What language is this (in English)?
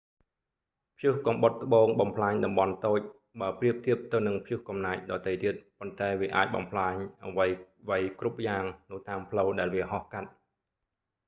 Khmer